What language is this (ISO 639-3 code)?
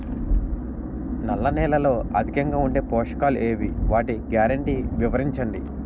tel